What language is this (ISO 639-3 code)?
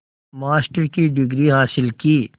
hin